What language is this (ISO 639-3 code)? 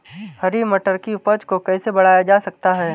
hin